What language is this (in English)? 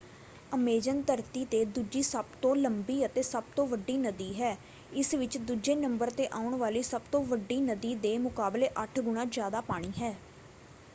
Punjabi